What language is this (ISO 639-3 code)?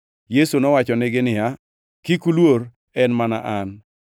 luo